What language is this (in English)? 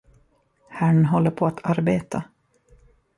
Swedish